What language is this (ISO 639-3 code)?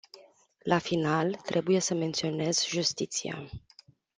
ron